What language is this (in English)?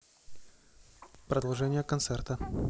Russian